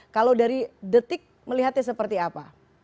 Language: Indonesian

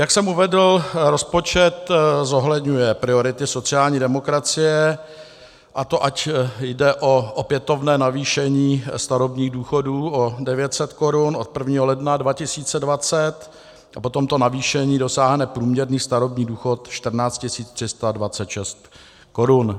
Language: Czech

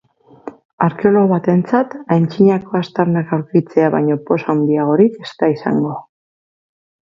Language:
Basque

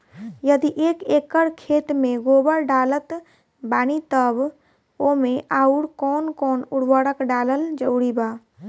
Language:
Bhojpuri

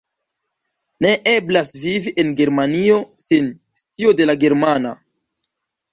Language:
Esperanto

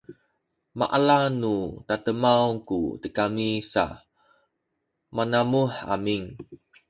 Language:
Sakizaya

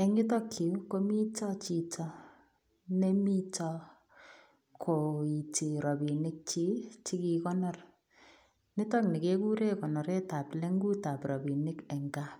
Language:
Kalenjin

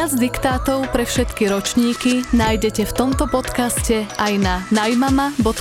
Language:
Slovak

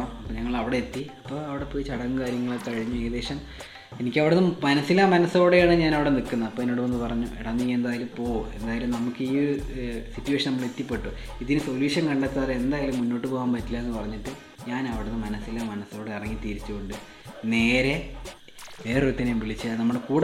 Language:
Malayalam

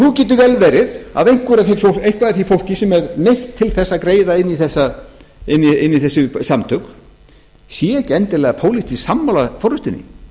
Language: Icelandic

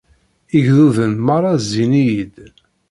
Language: Kabyle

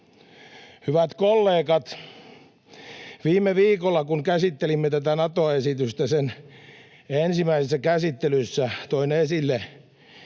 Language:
Finnish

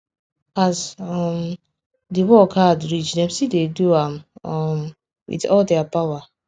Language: Nigerian Pidgin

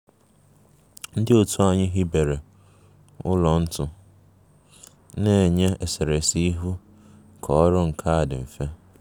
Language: Igbo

